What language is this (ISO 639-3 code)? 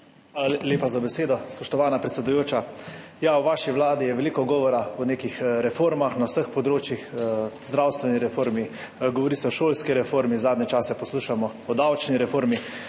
slv